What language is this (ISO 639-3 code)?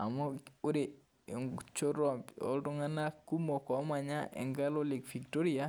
mas